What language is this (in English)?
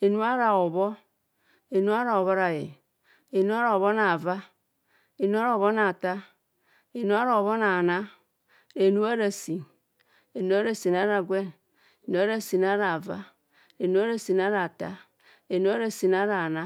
Kohumono